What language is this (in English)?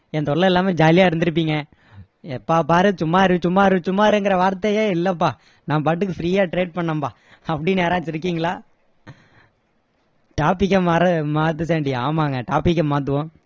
Tamil